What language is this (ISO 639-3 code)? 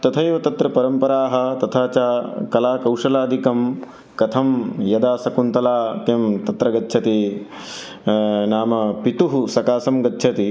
san